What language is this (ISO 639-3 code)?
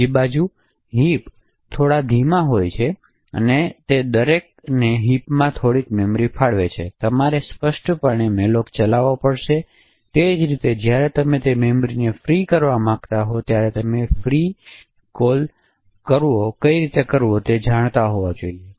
guj